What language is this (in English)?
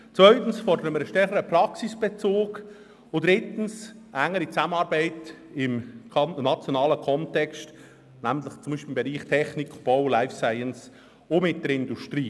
Swiss German